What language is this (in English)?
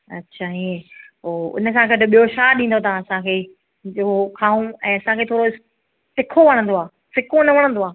Sindhi